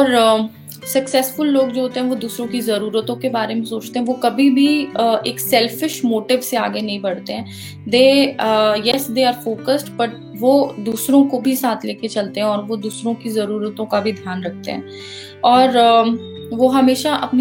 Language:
Hindi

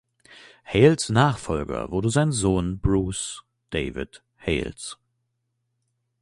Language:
German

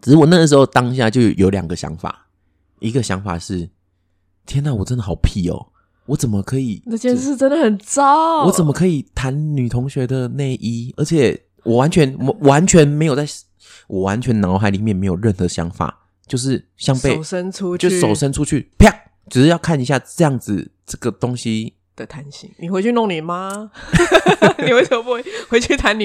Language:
Chinese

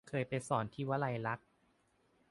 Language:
Thai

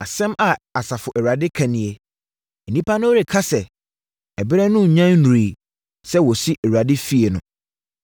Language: Akan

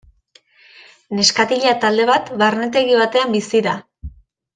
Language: Basque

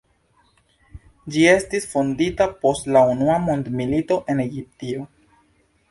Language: Esperanto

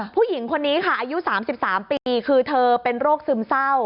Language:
Thai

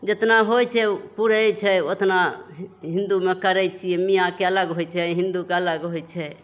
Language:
Maithili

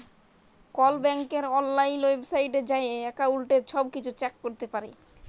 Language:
Bangla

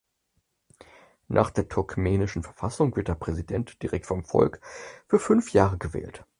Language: German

